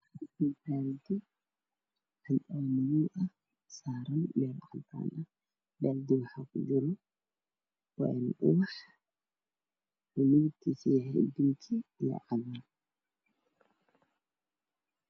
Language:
Somali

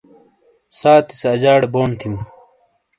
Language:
Shina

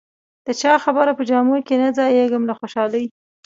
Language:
Pashto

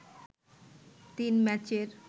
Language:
Bangla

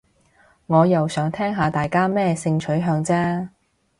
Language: Cantonese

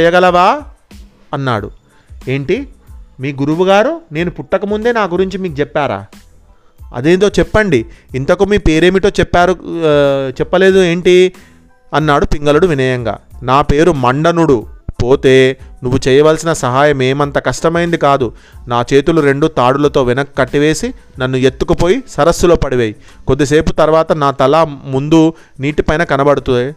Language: Telugu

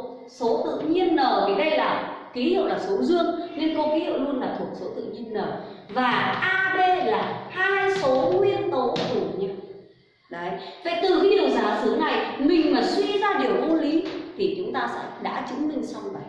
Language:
Vietnamese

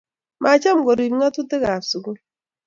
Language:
Kalenjin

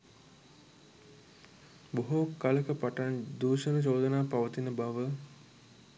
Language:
Sinhala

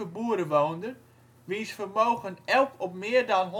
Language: Dutch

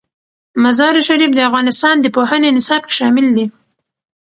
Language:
Pashto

